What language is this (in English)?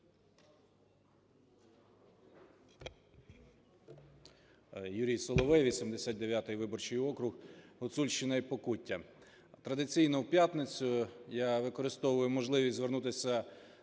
Ukrainian